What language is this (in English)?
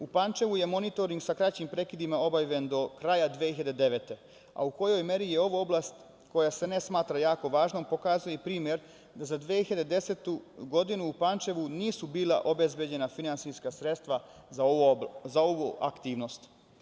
Serbian